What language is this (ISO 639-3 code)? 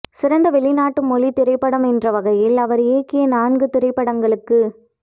tam